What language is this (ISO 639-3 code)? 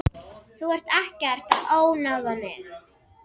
isl